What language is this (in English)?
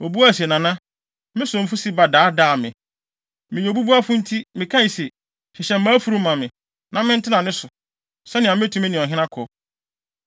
Akan